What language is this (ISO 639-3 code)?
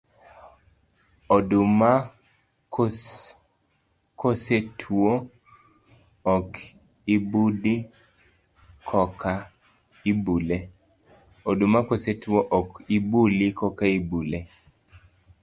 luo